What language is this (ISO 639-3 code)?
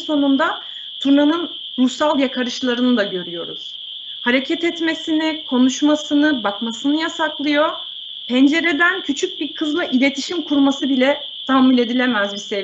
tur